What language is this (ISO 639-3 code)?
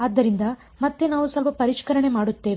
kan